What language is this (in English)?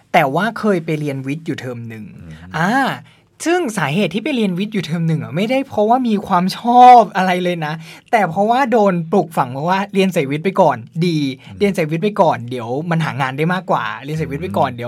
Thai